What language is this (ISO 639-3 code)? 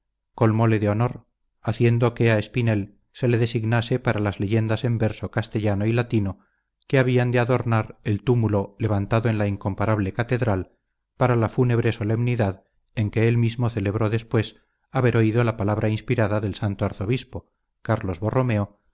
spa